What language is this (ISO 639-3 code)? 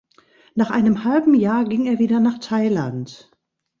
deu